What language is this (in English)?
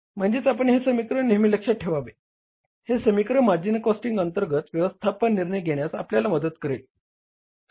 Marathi